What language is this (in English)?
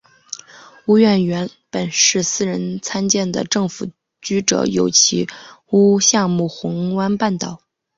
Chinese